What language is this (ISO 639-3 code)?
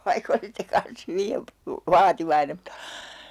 fin